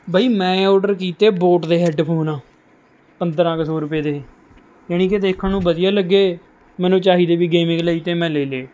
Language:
Punjabi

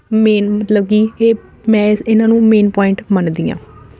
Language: Punjabi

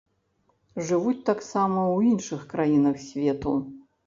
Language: Belarusian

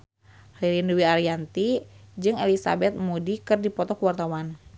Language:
Sundanese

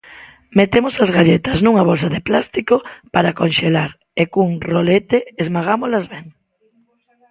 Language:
Galician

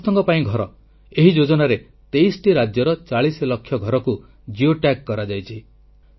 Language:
Odia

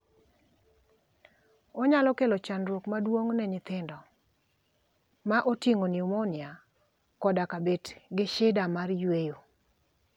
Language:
Luo (Kenya and Tanzania)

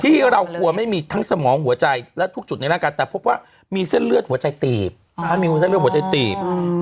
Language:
Thai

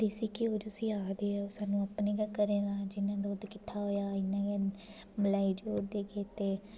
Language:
Dogri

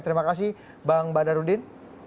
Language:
Indonesian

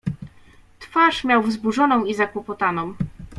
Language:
Polish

